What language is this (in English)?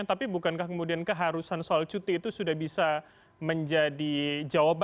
Indonesian